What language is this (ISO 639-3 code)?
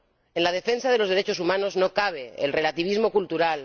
spa